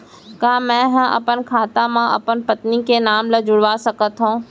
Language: Chhattisgarhi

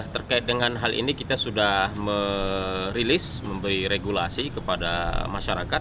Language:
Indonesian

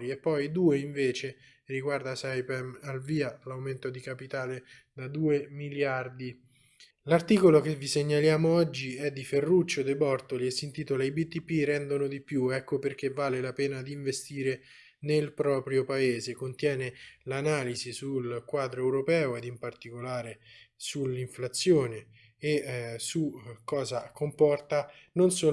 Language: Italian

